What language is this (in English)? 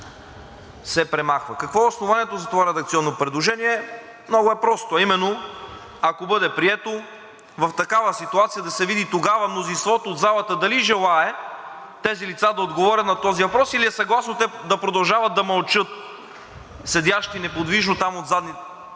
Bulgarian